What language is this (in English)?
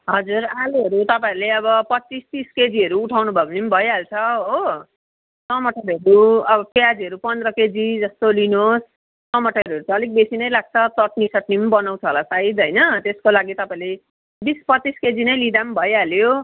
Nepali